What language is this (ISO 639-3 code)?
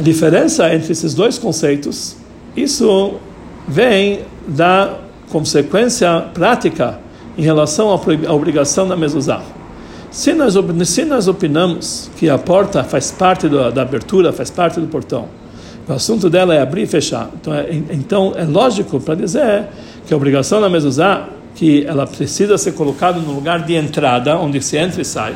por